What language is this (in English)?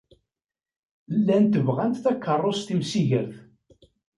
Kabyle